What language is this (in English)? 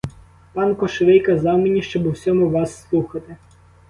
Ukrainian